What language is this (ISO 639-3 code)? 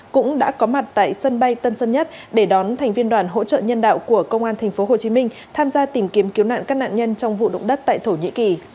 vie